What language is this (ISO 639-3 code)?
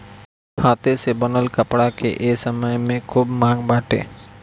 bho